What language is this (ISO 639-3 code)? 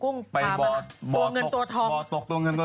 tha